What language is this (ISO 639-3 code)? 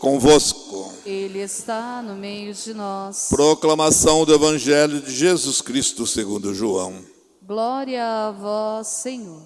por